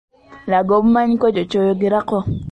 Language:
Ganda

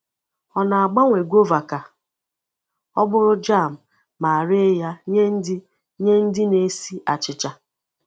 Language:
Igbo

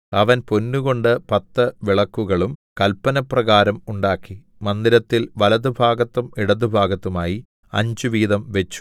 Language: Malayalam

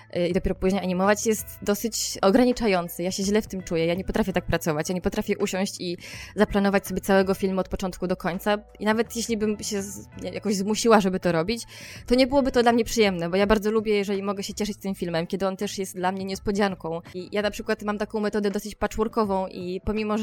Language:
Polish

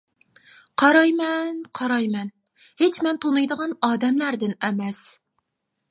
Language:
Uyghur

